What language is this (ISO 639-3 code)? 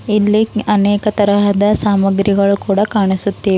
kan